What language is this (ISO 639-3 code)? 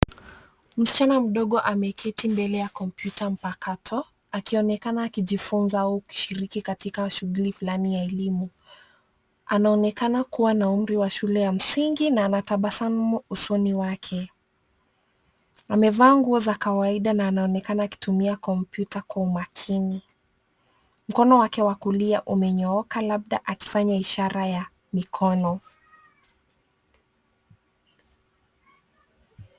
swa